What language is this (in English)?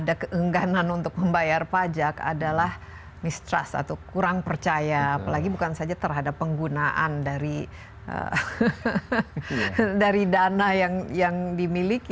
Indonesian